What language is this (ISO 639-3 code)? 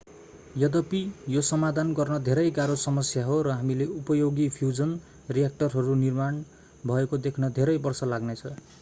nep